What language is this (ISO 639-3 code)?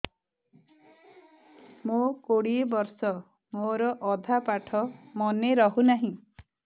ori